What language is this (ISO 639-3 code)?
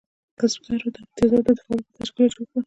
pus